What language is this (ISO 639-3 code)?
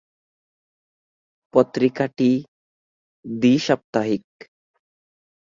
ben